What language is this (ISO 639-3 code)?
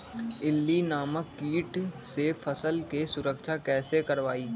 mag